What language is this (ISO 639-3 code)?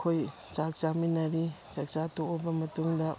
mni